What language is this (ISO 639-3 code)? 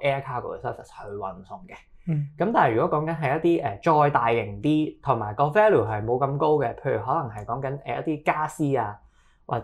zho